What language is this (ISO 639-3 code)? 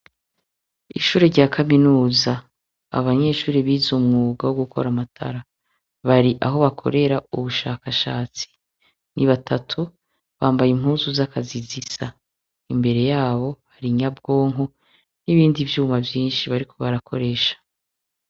run